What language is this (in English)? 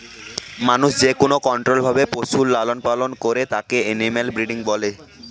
Bangla